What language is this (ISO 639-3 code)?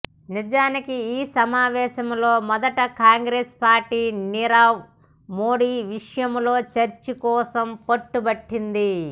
tel